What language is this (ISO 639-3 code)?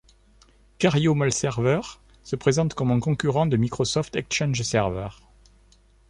fra